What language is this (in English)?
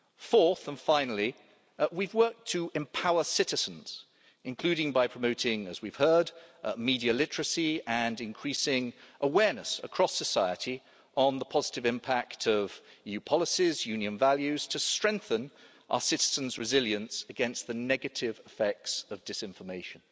English